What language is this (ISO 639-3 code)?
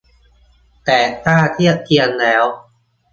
tha